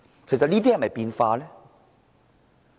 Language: Cantonese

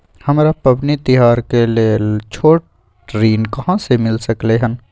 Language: Maithili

